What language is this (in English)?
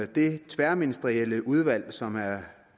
Danish